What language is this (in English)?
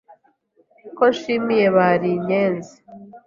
Kinyarwanda